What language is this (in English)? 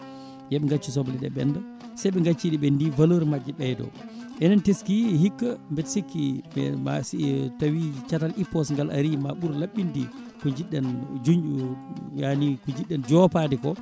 Fula